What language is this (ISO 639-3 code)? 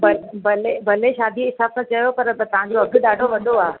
snd